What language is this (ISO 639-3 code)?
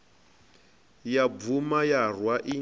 ven